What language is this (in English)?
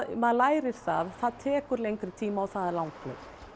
Icelandic